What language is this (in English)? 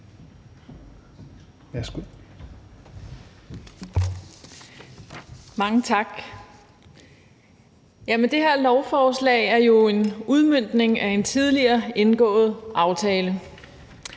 Danish